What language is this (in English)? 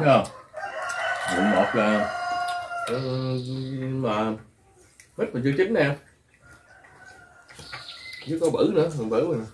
Vietnamese